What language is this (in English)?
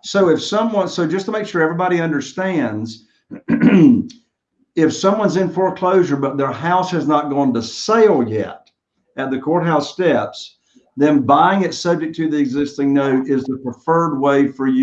English